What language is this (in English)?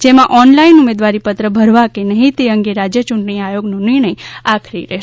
Gujarati